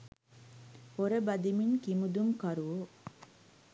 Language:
Sinhala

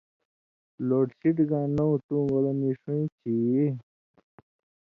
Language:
Indus Kohistani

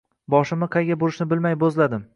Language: Uzbek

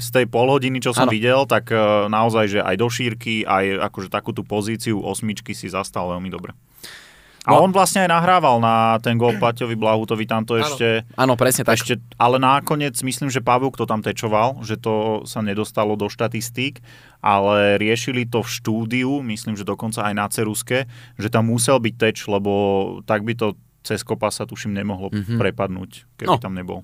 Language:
Slovak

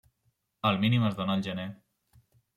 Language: Catalan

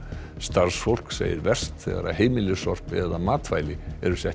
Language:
Icelandic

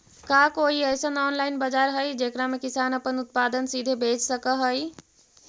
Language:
Magahi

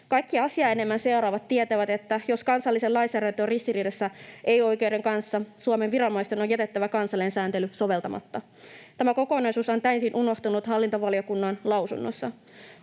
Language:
Finnish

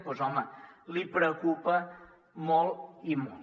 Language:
Catalan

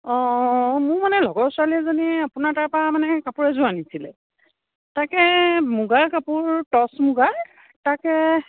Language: Assamese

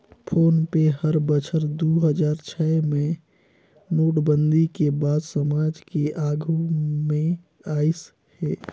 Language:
Chhattisgarhi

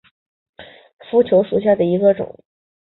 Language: Chinese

